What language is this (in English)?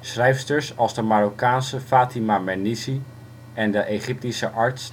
Dutch